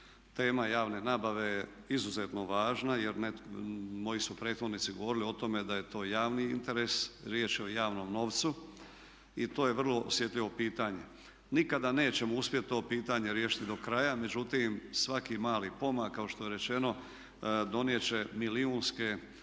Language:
Croatian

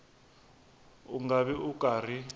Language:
Tsonga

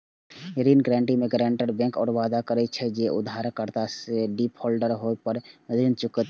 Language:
Maithili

